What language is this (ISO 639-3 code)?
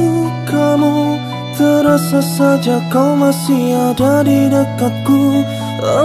ind